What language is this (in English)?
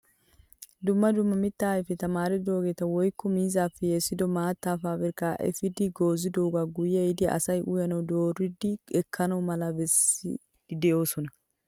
Wolaytta